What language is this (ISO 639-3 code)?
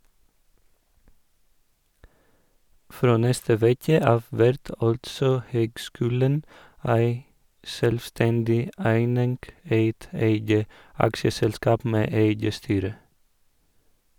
nor